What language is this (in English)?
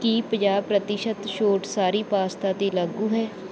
Punjabi